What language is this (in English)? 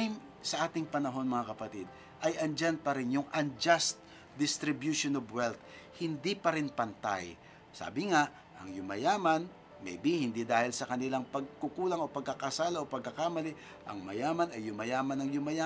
Filipino